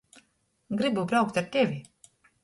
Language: Latgalian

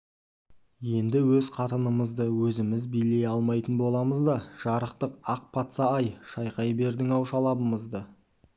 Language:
Kazakh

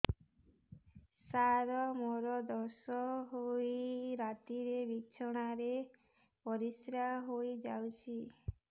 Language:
Odia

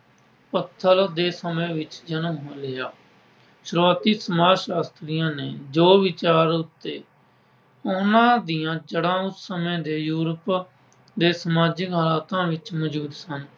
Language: Punjabi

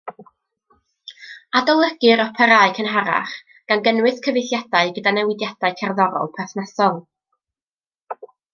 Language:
Welsh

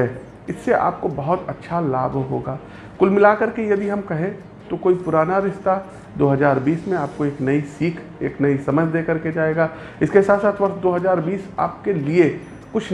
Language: Hindi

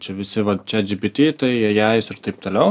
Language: Lithuanian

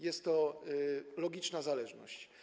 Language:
Polish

